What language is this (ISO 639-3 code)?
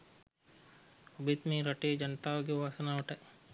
sin